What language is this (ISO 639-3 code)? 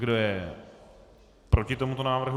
ces